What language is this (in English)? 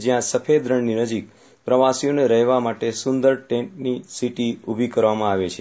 Gujarati